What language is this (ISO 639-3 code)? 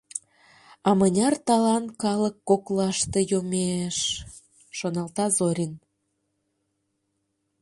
chm